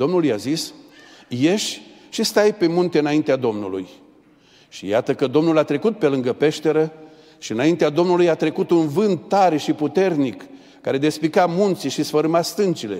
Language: Romanian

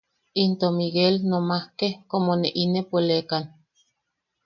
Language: Yaqui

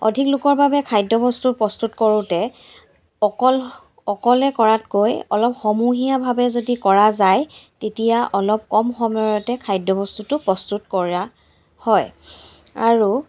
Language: Assamese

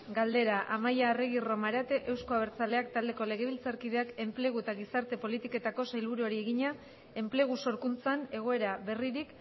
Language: Basque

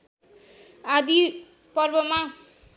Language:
Nepali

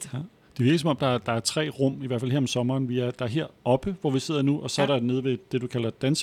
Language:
Danish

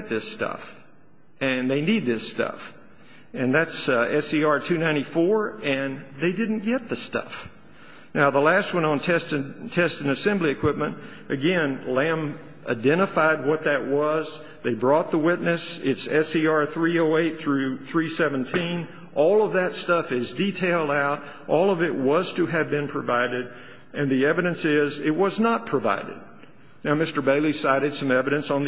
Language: English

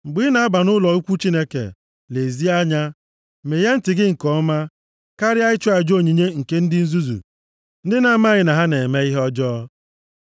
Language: Igbo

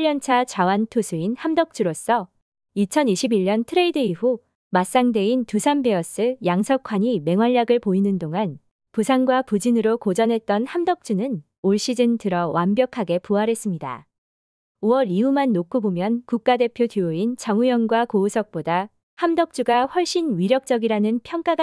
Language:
Korean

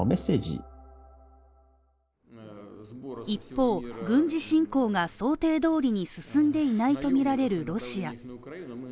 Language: Japanese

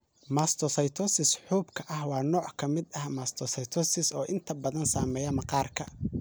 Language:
Somali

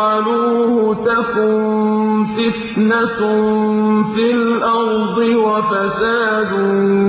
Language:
Arabic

